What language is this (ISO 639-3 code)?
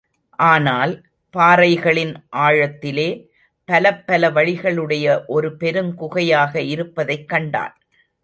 tam